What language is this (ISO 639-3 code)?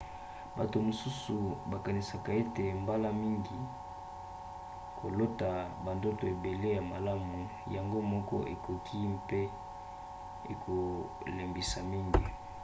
lin